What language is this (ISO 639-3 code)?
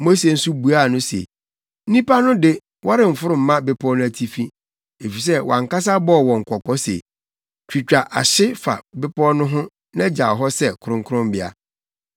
aka